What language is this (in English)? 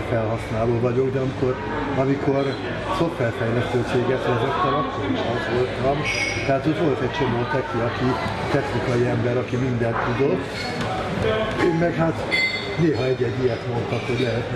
Hungarian